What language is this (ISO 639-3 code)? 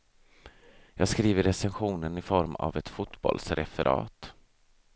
swe